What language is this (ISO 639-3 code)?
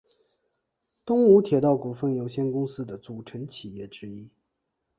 zho